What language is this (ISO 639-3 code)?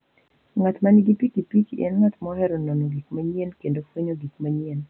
luo